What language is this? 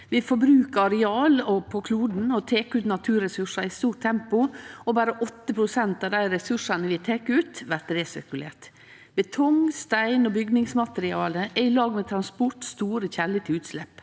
Norwegian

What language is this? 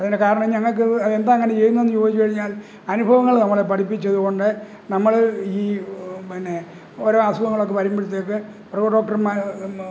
Malayalam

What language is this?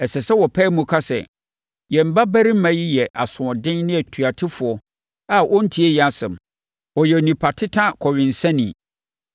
Akan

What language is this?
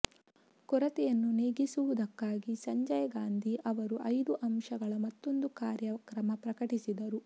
Kannada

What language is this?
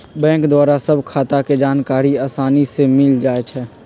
Magahi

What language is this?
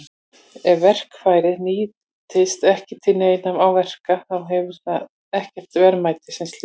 Icelandic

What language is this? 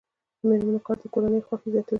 Pashto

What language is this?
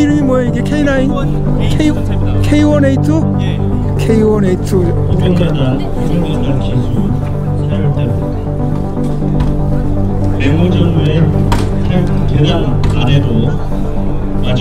Korean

